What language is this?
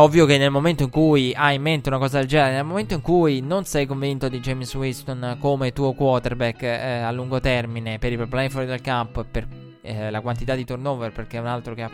Italian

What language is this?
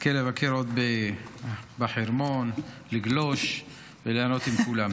Hebrew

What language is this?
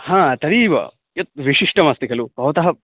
Sanskrit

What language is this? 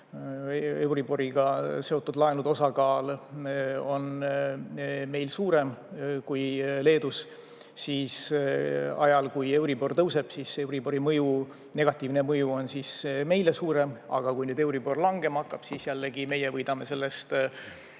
Estonian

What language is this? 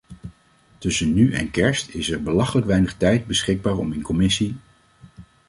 Dutch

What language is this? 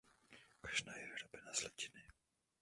Czech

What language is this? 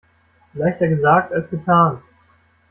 German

